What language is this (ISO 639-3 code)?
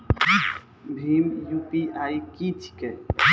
mai